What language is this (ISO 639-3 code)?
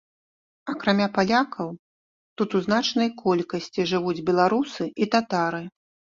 bel